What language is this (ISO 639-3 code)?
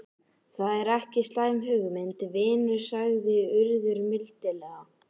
isl